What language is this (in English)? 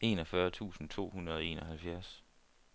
Danish